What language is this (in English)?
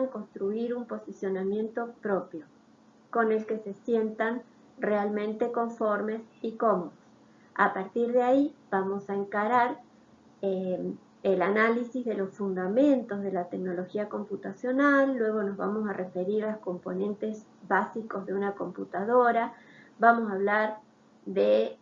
Spanish